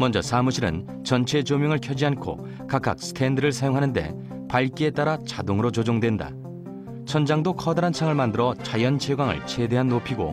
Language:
Korean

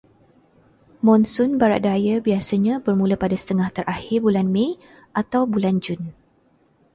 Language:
Malay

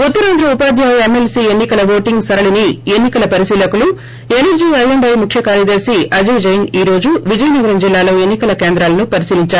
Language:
Telugu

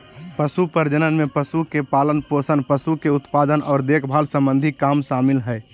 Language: Magahi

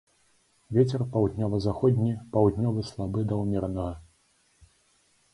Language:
Belarusian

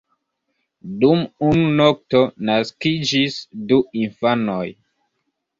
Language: Esperanto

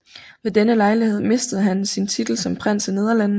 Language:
Danish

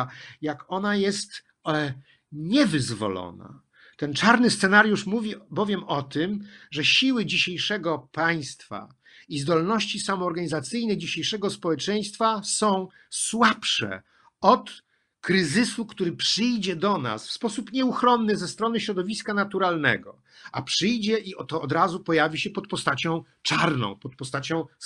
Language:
Polish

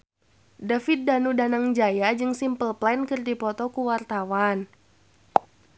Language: Sundanese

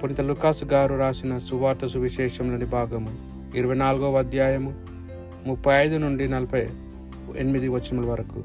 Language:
Telugu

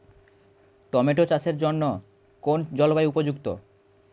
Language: Bangla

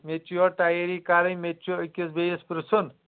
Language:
Kashmiri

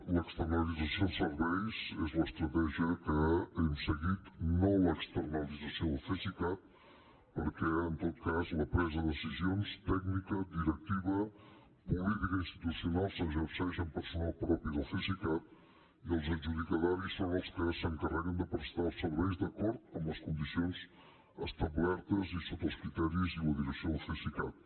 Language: Catalan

